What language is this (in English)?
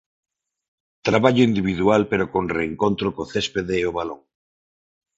Galician